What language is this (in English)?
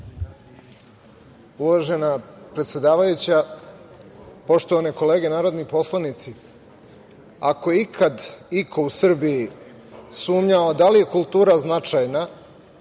Serbian